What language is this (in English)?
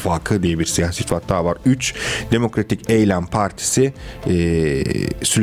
Turkish